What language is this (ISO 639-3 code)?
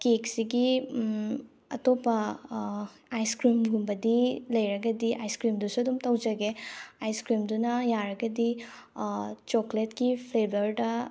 mni